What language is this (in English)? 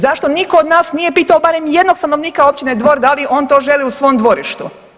Croatian